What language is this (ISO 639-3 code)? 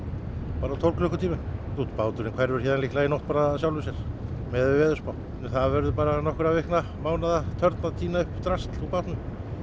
isl